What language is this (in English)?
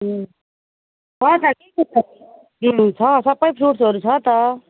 Nepali